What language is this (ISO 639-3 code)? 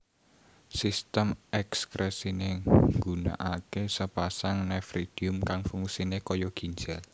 jav